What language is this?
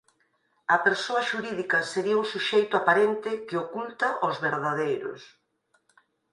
Galician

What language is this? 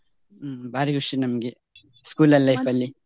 Kannada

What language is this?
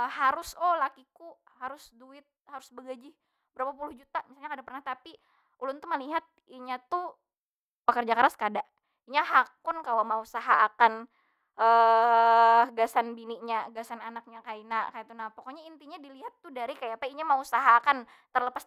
Banjar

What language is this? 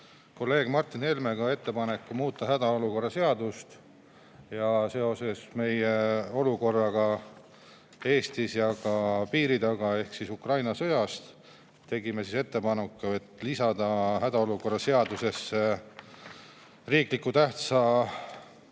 Estonian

